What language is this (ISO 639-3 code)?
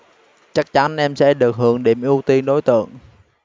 vie